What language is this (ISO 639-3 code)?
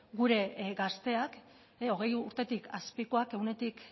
eus